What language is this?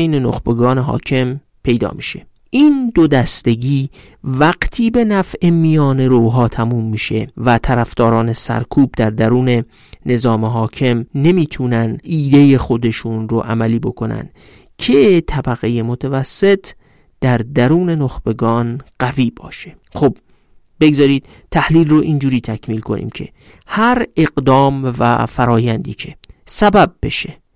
Persian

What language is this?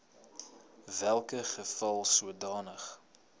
Afrikaans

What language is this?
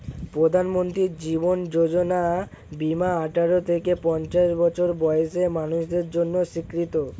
Bangla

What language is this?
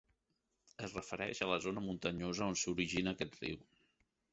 Catalan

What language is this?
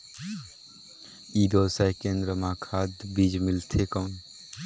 Chhattisgarhi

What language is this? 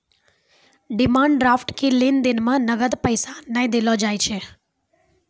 Maithili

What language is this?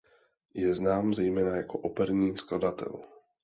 Czech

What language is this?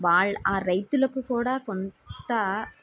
Telugu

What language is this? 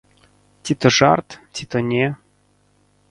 Belarusian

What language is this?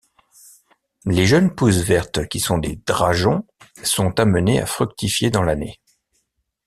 French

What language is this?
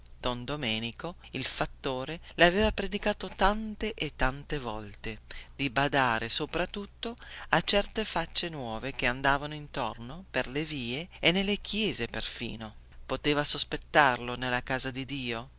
Italian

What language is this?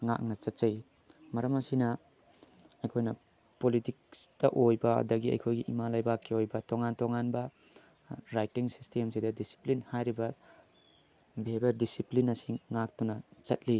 Manipuri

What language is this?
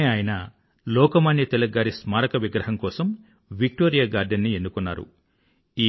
Telugu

